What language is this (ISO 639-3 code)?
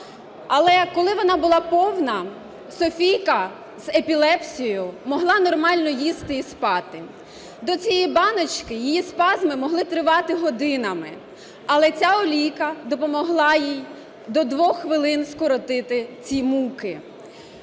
ukr